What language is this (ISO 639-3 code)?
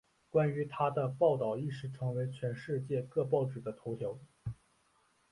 zho